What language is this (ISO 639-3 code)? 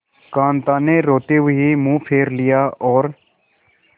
hin